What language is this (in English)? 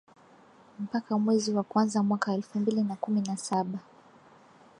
Swahili